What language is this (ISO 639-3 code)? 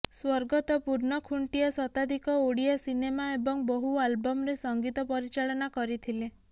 ori